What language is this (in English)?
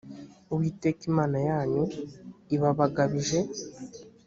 Kinyarwanda